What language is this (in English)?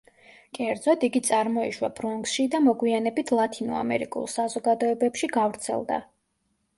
Georgian